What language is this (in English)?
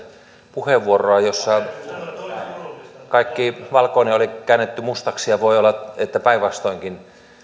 Finnish